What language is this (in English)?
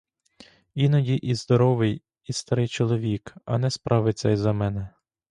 Ukrainian